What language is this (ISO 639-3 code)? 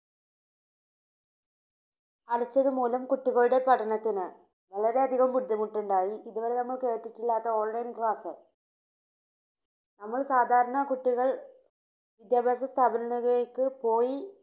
mal